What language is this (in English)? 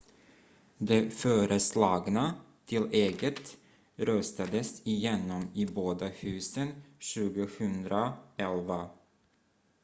Swedish